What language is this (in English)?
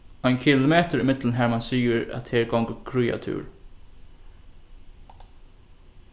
Faroese